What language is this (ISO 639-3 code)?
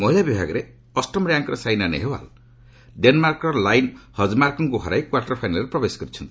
ori